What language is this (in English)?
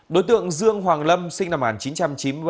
Vietnamese